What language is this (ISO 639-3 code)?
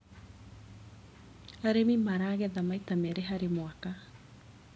kik